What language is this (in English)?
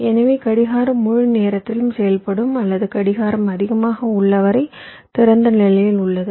Tamil